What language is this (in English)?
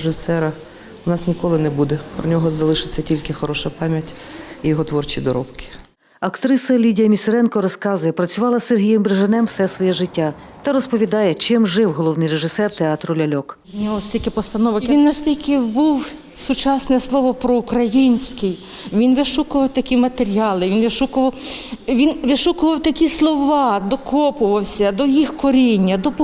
Ukrainian